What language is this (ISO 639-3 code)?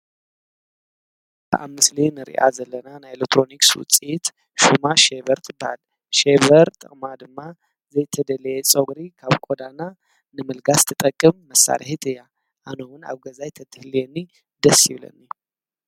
tir